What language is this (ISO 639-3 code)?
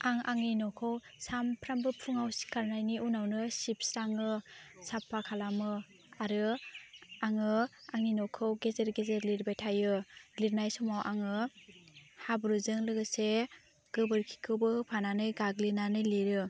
brx